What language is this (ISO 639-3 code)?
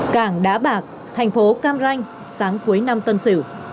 vie